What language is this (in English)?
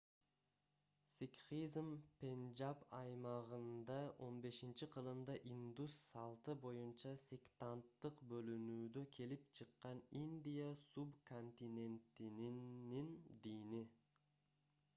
Kyrgyz